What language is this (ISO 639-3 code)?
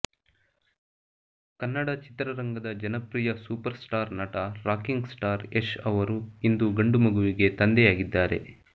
kan